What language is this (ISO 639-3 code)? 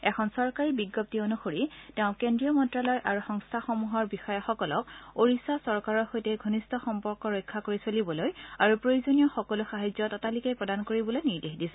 asm